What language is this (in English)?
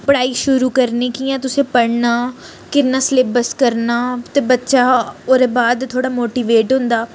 Dogri